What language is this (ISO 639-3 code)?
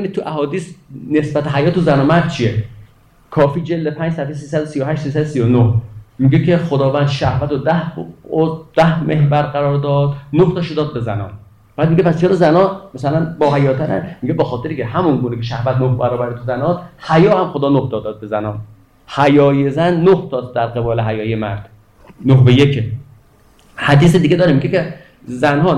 fas